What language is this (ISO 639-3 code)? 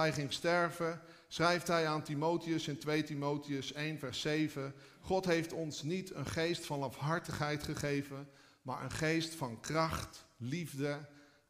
nld